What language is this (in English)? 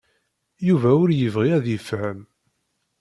Kabyle